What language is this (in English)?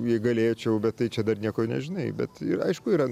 Lithuanian